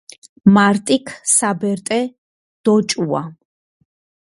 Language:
Georgian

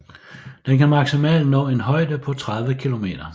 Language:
Danish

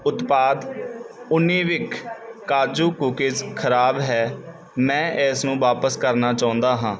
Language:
Punjabi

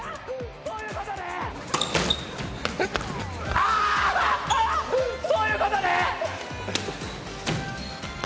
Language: Japanese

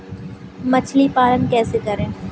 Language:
Hindi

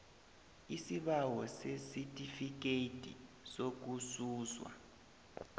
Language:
South Ndebele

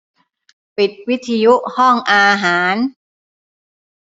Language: Thai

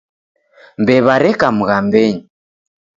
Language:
Taita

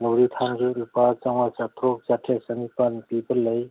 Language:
Manipuri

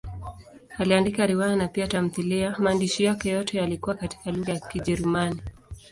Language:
Swahili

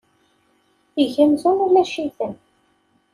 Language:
Kabyle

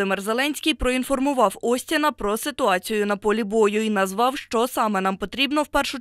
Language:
Ukrainian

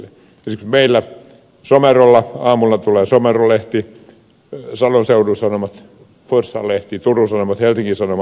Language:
Finnish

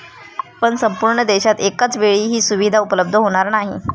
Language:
Marathi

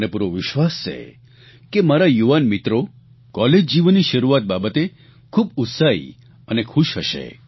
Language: Gujarati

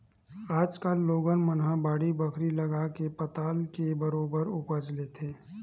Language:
Chhattisgarhi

